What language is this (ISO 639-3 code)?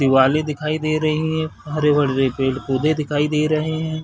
hin